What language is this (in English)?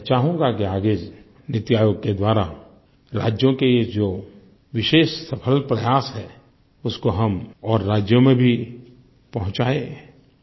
Hindi